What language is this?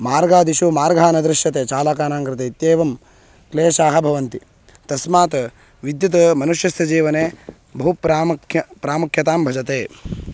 Sanskrit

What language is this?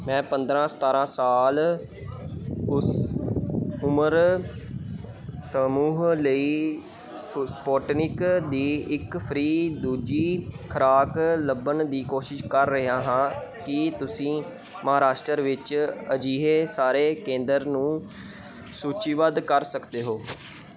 Punjabi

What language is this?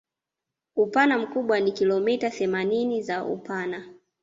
Swahili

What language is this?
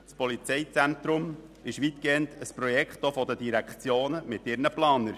Swiss German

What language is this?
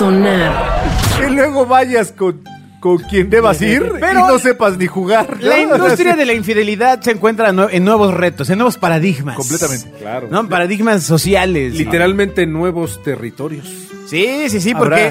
Spanish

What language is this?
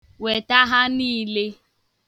Igbo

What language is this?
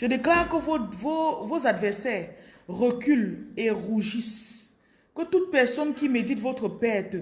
French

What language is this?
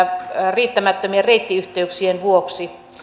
Finnish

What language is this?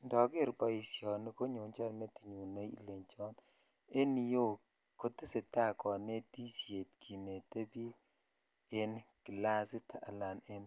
Kalenjin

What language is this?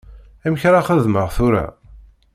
Kabyle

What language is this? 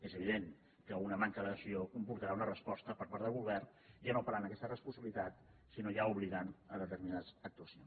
Catalan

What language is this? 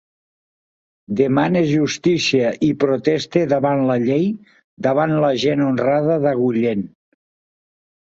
Catalan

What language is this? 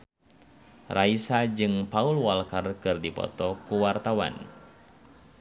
Sundanese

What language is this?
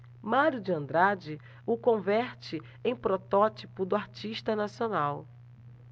Portuguese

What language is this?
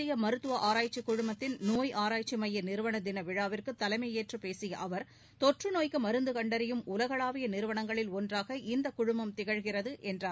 Tamil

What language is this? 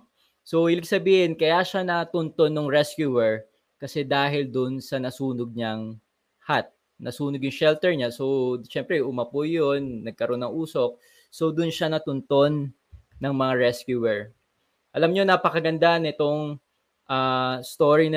Filipino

